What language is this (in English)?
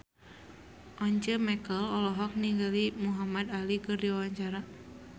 Sundanese